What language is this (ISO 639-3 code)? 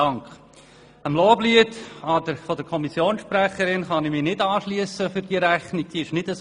gsw